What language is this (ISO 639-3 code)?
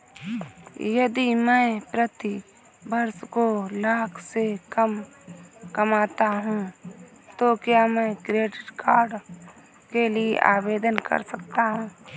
hin